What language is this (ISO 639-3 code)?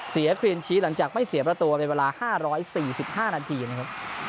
tha